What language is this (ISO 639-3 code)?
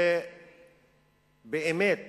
heb